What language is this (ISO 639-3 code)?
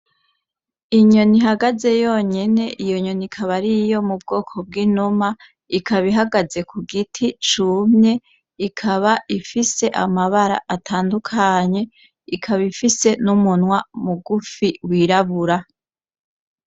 run